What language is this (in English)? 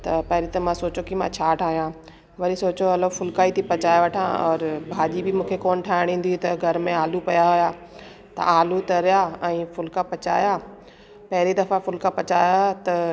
Sindhi